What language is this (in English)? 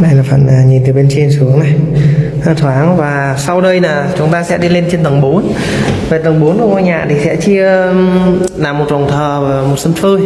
Vietnamese